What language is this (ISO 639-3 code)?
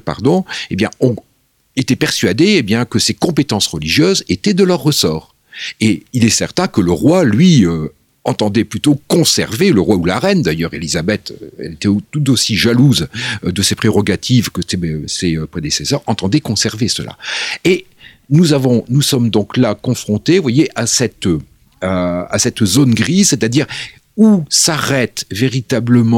fra